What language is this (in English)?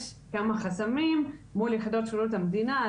Hebrew